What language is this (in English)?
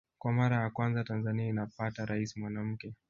Swahili